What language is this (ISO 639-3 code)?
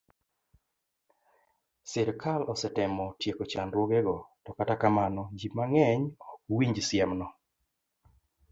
luo